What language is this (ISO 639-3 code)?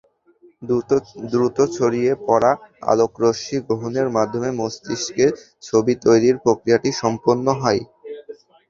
ben